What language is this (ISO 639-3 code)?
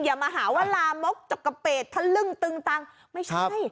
tha